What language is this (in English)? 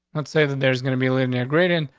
English